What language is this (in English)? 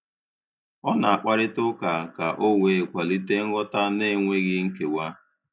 Igbo